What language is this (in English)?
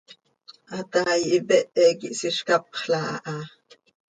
Seri